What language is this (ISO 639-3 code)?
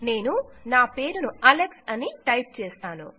tel